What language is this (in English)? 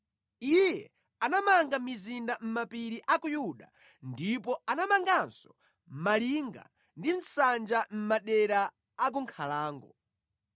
Nyanja